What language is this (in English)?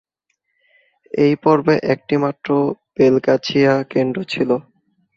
Bangla